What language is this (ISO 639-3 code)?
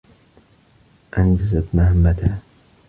ara